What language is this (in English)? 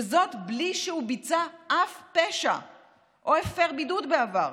Hebrew